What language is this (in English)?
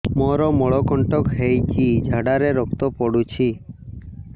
Odia